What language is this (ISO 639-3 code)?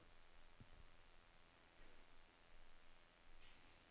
nor